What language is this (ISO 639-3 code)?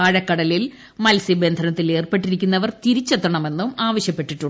mal